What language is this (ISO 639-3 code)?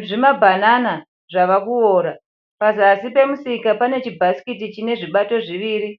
sna